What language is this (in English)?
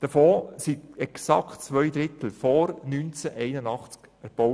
Swiss German